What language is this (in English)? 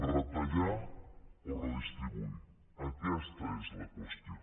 Catalan